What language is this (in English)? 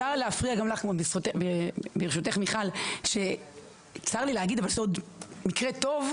Hebrew